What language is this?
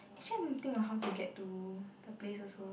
English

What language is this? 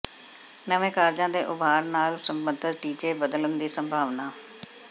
Punjabi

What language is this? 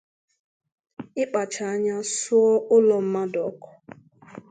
Igbo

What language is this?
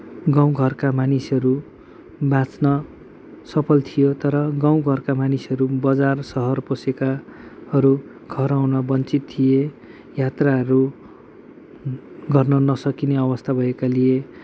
Nepali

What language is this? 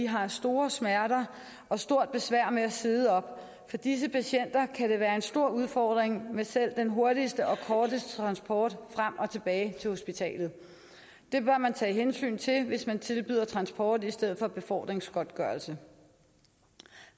Danish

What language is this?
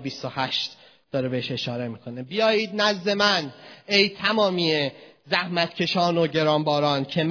Persian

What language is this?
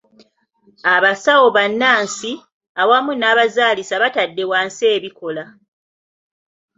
Ganda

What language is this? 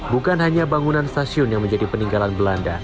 Indonesian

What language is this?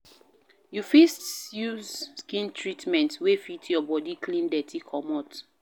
Nigerian Pidgin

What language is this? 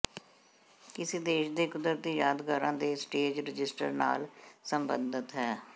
Punjabi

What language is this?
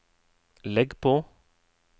Norwegian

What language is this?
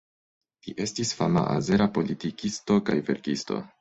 Esperanto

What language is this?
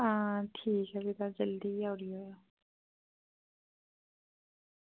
Dogri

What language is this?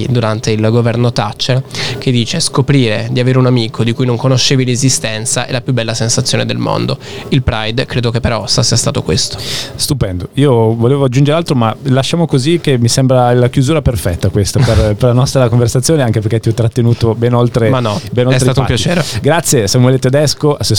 Italian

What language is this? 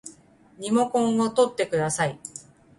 Japanese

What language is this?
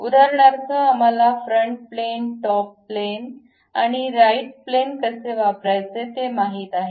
Marathi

